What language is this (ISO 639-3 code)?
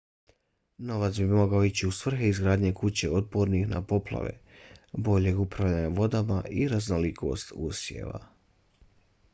bos